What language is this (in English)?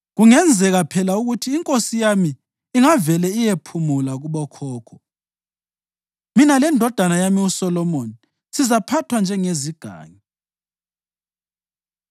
North Ndebele